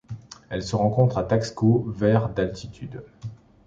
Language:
French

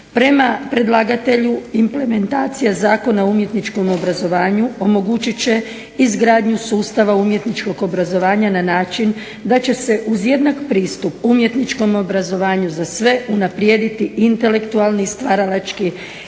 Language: Croatian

